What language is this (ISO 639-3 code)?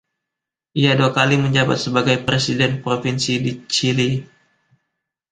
ind